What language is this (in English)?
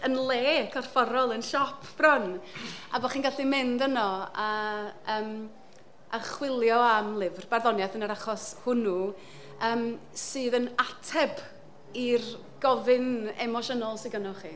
Welsh